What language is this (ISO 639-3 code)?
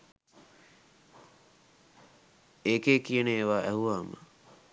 sin